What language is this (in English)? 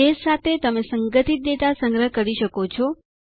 Gujarati